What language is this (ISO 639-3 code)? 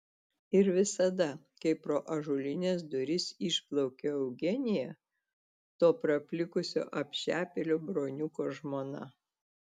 lit